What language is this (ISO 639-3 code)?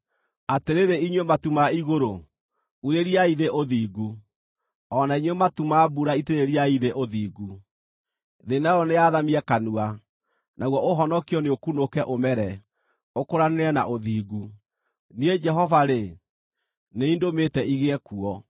kik